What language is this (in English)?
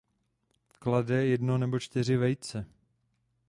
Czech